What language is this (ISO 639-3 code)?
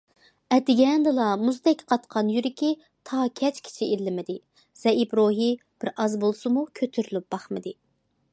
uig